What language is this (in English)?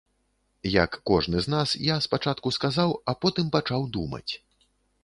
Belarusian